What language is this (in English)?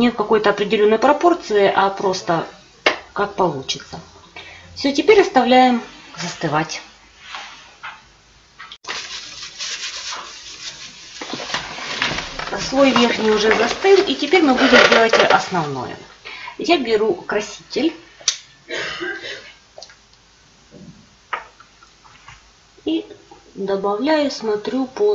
Russian